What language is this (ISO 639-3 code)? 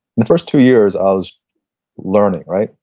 eng